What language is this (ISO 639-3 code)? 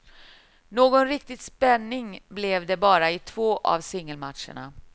swe